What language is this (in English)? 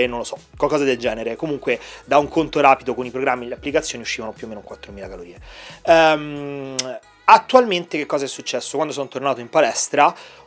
Italian